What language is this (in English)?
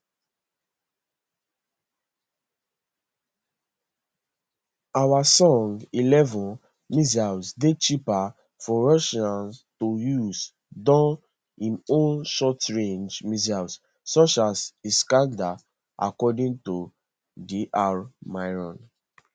Nigerian Pidgin